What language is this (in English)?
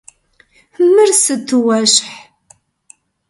Kabardian